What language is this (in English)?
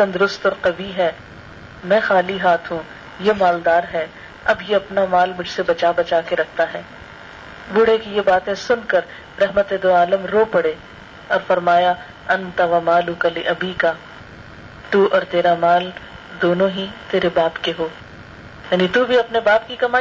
Urdu